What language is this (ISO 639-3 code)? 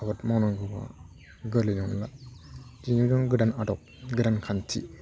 brx